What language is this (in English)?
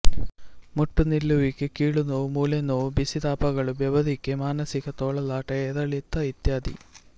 Kannada